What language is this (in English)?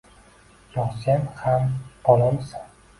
Uzbek